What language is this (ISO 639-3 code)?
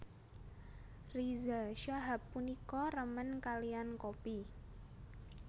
jav